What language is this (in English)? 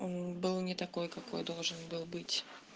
Russian